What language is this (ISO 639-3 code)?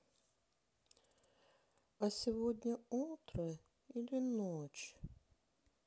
rus